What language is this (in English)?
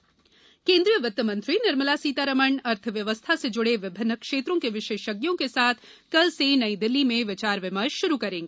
Hindi